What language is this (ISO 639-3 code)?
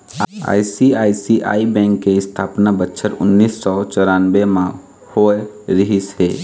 hne